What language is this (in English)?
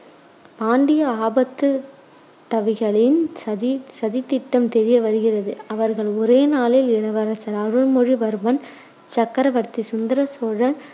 Tamil